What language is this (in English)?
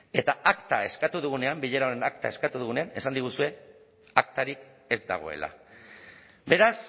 Basque